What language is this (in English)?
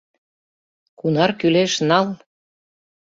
Mari